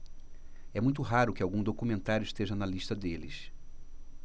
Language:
Portuguese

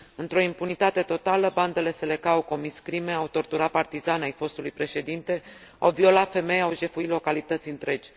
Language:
Romanian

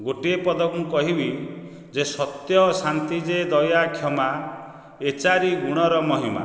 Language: Odia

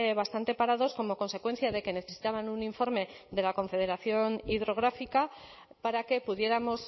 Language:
Spanish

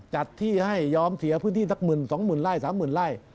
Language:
Thai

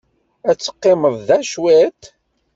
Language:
Kabyle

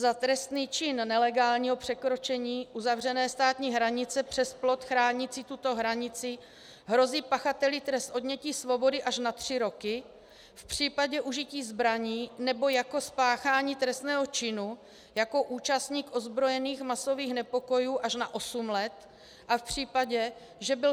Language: Czech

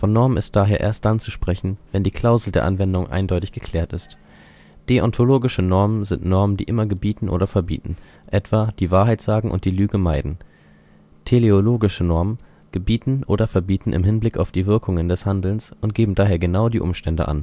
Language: German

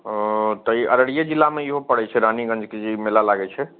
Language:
Maithili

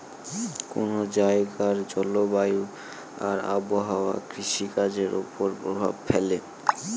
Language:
Bangla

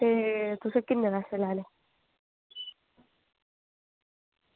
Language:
Dogri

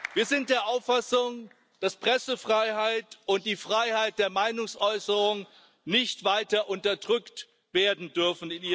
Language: German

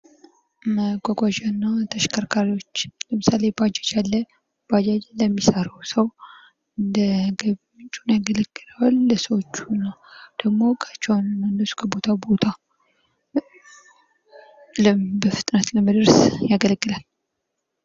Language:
Amharic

